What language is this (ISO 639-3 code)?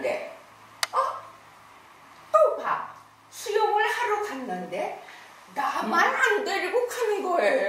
kor